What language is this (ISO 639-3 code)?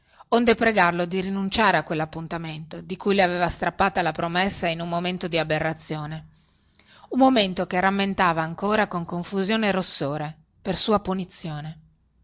ita